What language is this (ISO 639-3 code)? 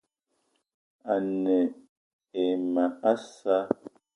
eto